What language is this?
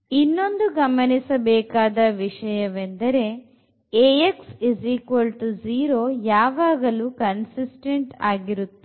Kannada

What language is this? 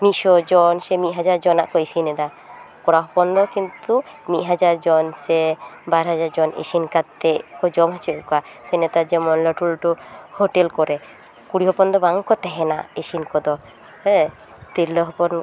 Santali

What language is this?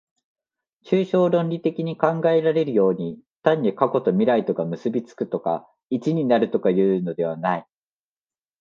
Japanese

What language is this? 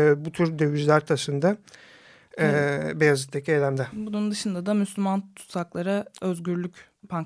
Turkish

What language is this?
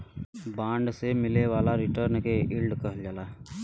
Bhojpuri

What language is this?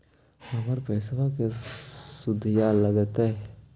Magahi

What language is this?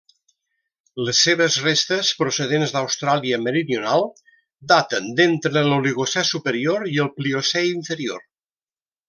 Catalan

